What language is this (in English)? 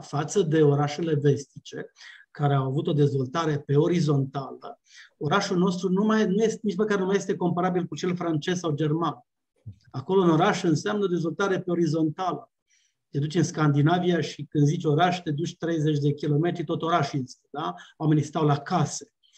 Romanian